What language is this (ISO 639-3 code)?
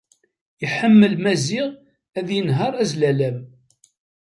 kab